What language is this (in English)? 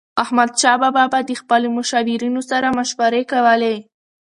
Pashto